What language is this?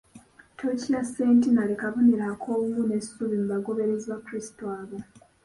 Ganda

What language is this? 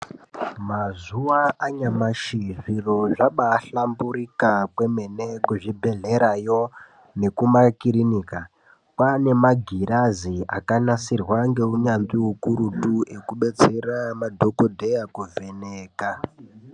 Ndau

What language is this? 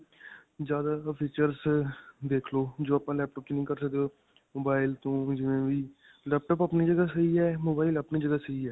Punjabi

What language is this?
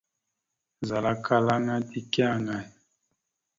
Mada (Cameroon)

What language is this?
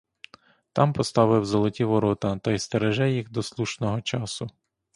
Ukrainian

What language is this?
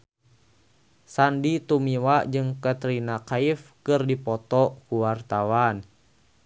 Sundanese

